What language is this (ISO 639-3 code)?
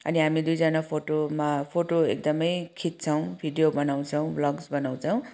nep